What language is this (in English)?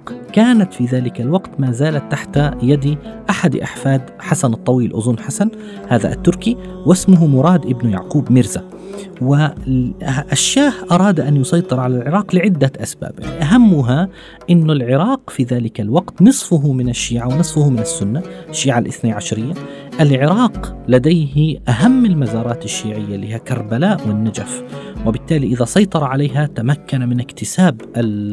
Arabic